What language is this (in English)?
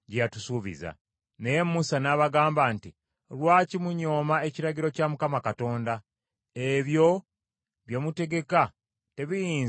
Ganda